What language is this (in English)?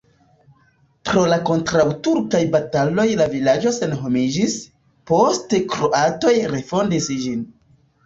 Esperanto